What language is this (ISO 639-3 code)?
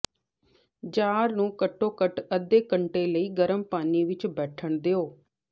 pan